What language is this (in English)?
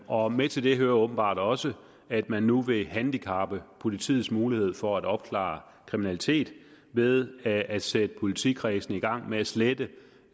Danish